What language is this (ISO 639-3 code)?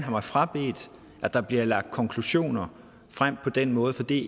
dan